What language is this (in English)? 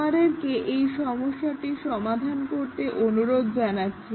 Bangla